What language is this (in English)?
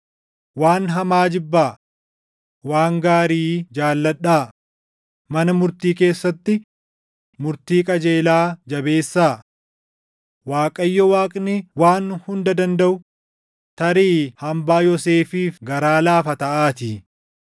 Oromo